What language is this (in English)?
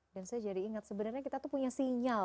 Indonesian